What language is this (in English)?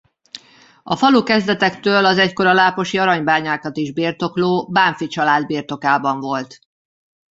Hungarian